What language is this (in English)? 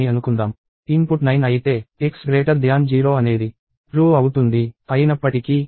Telugu